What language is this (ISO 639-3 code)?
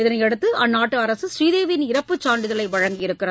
tam